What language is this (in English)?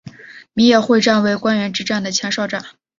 Chinese